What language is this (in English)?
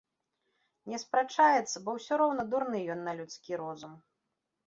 Belarusian